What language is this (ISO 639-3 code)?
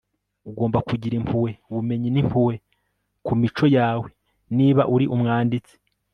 kin